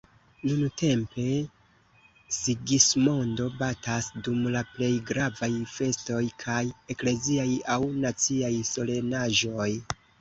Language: Esperanto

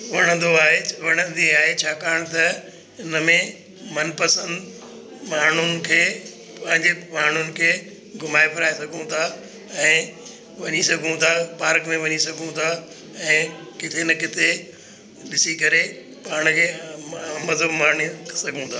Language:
Sindhi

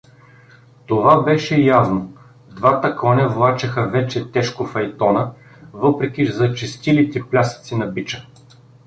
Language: Bulgarian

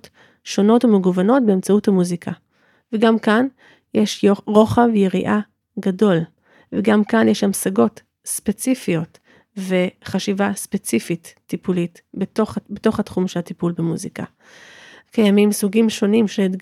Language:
Hebrew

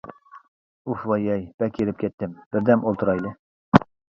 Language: Uyghur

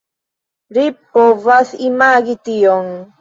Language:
Esperanto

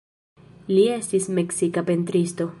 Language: Esperanto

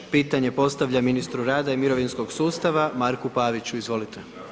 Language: Croatian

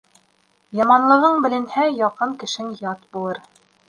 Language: Bashkir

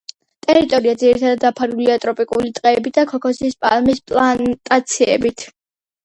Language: Georgian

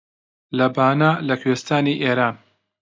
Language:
Central Kurdish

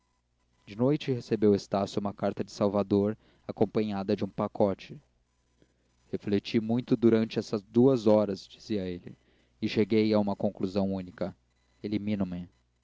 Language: Portuguese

